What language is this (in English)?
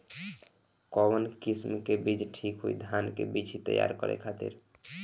Bhojpuri